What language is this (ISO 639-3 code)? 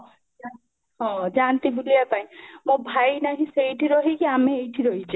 ori